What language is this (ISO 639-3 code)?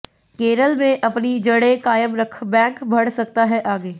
hin